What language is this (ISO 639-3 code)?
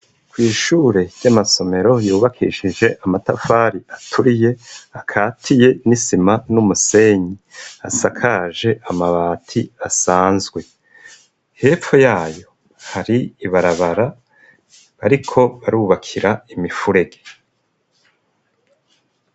run